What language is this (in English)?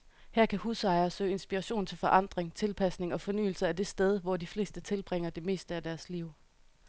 Danish